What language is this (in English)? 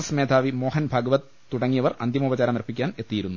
Malayalam